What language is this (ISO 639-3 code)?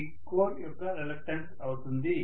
tel